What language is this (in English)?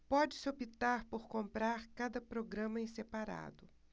Portuguese